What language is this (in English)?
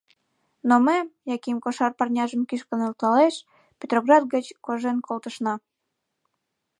Mari